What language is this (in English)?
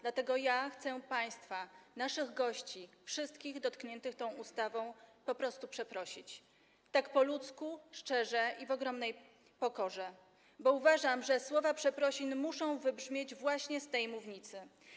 Polish